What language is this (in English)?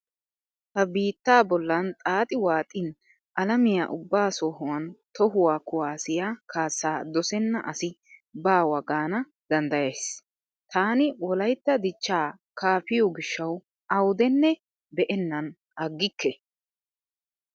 Wolaytta